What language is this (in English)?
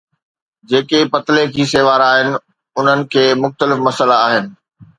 Sindhi